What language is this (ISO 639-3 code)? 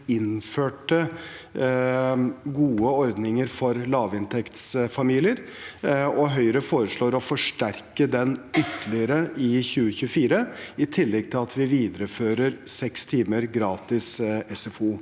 nor